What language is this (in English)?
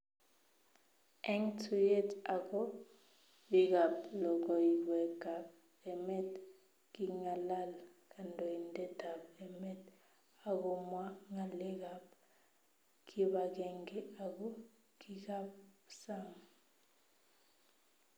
Kalenjin